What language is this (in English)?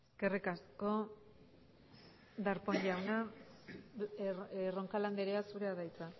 Basque